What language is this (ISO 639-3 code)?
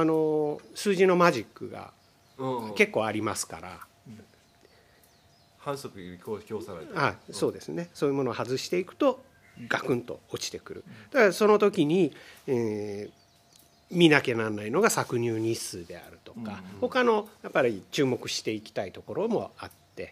jpn